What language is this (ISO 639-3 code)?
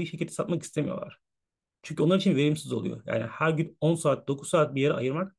tur